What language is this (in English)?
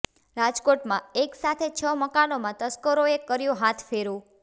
Gujarati